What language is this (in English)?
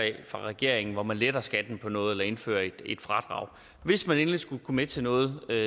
Danish